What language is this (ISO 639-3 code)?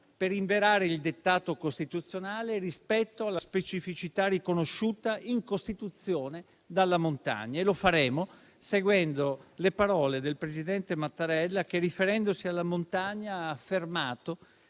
ita